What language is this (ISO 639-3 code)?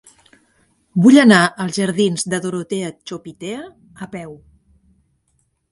cat